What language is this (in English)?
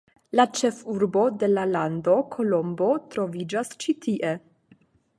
Esperanto